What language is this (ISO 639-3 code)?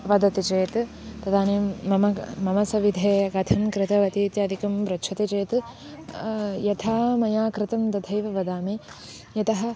san